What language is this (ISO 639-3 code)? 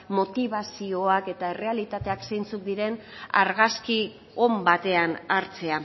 eus